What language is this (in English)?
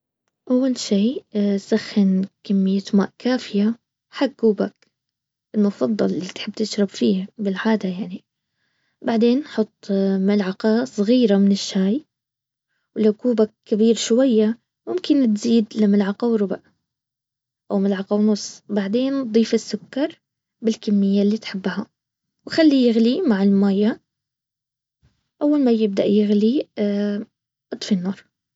Baharna Arabic